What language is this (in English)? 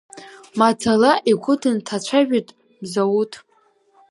Abkhazian